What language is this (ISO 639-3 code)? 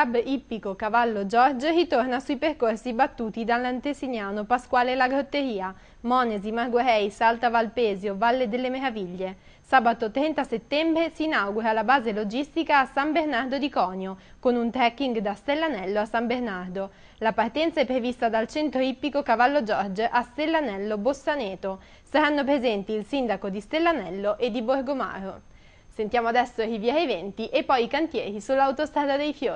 ita